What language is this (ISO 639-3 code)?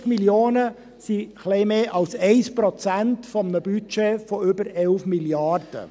gsw